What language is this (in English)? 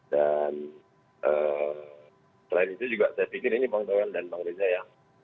Indonesian